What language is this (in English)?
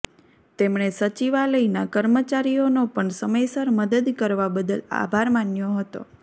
Gujarati